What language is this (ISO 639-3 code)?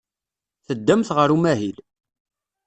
kab